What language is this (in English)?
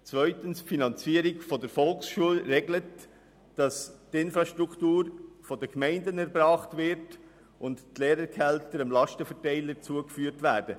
Swiss German